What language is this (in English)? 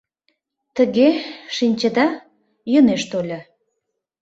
Mari